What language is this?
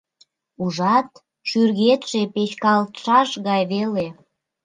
Mari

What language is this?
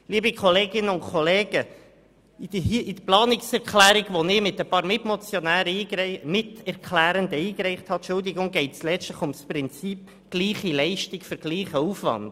Swiss German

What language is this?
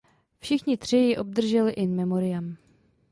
Czech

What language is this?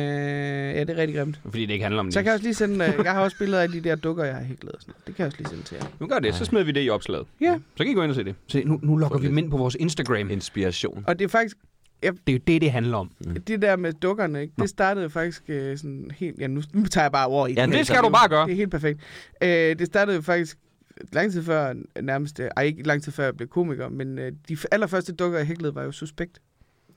Danish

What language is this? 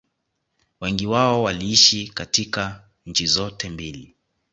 Swahili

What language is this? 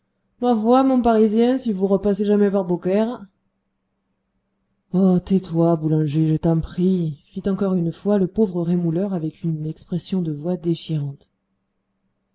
French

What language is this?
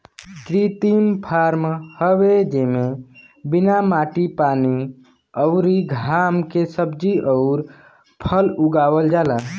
Bhojpuri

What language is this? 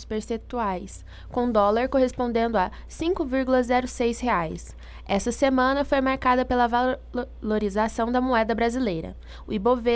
Portuguese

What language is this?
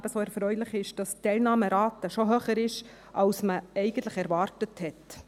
Swiss German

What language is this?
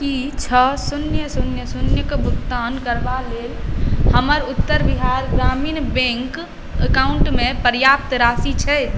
Maithili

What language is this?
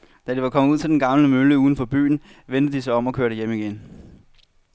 Danish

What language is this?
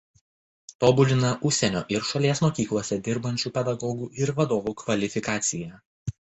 Lithuanian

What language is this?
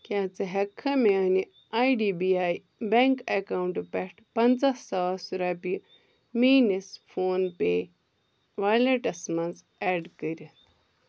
Kashmiri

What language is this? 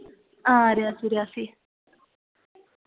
Dogri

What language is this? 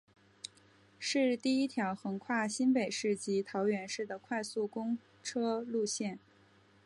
Chinese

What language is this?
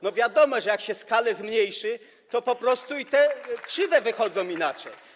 Polish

